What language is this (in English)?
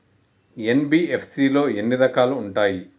Telugu